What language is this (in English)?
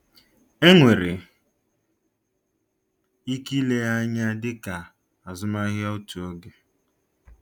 Igbo